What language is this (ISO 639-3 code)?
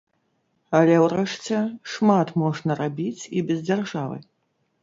bel